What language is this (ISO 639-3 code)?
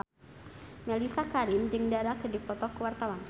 sun